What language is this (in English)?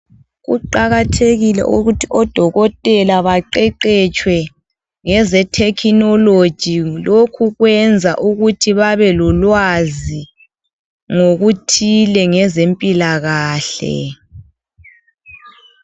North Ndebele